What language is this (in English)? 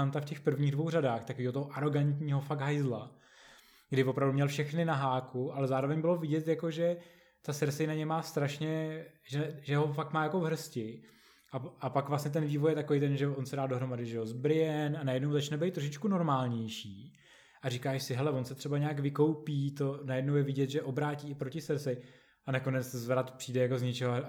Czech